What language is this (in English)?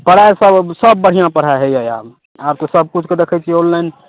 Maithili